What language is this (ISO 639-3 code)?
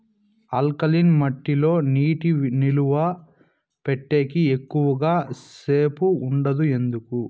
tel